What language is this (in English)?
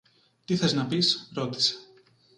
Greek